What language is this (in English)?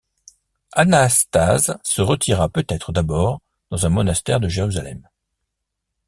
French